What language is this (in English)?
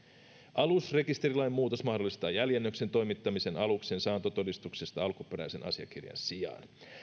Finnish